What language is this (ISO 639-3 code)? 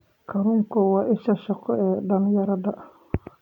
som